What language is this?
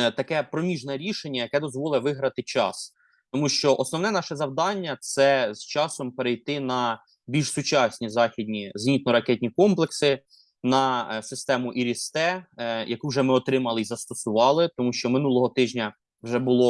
Ukrainian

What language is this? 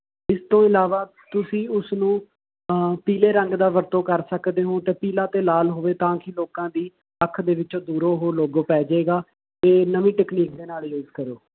Punjabi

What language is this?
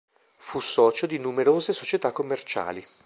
Italian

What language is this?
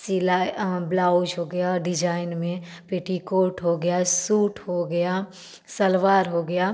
Hindi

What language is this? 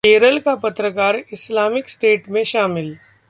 Hindi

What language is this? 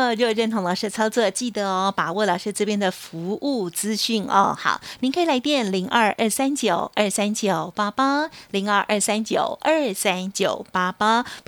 Chinese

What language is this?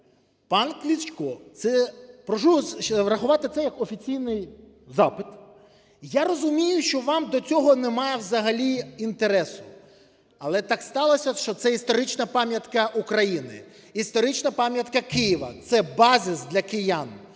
Ukrainian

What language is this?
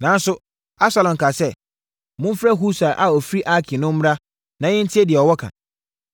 Akan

